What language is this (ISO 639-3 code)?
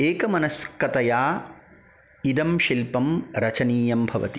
san